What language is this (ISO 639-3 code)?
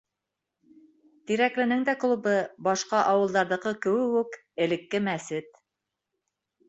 bak